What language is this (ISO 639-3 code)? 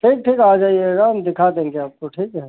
hin